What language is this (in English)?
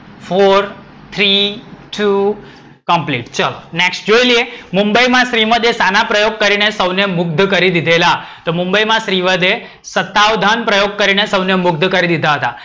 Gujarati